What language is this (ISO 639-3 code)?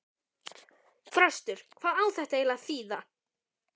isl